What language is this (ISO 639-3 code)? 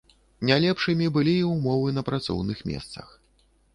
bel